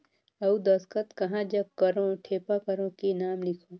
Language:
Chhattisgarhi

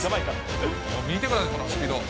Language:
Japanese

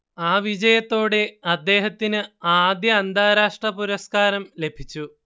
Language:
Malayalam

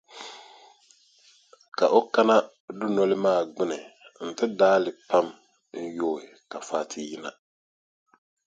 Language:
Dagbani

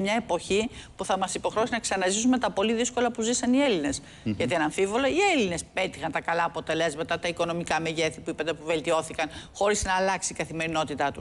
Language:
Greek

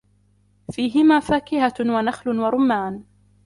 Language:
Arabic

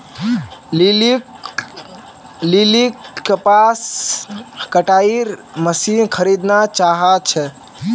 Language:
Magahi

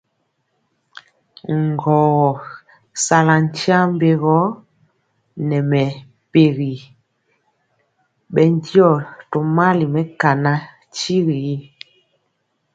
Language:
Mpiemo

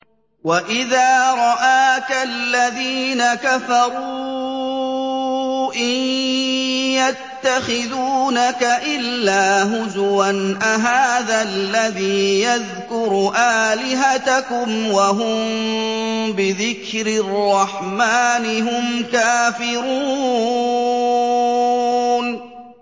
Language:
Arabic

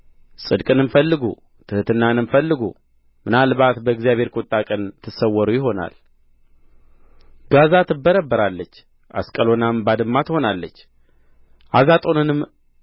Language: Amharic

